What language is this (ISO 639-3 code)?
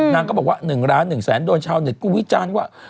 tha